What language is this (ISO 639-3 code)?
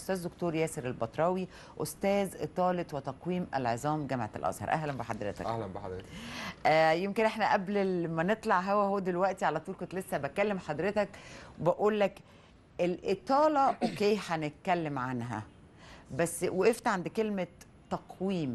ara